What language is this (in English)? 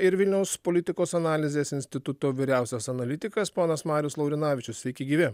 Lithuanian